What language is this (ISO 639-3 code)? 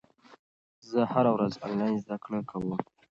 pus